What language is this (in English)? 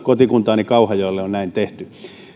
Finnish